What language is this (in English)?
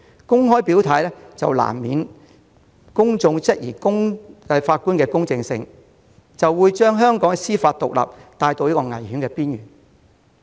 Cantonese